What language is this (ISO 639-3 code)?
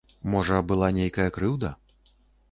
bel